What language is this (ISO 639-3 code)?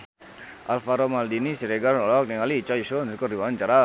sun